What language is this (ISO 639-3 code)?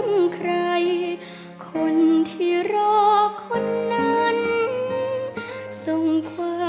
tha